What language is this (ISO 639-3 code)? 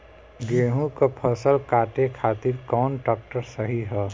bho